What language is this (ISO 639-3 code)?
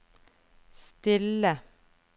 nor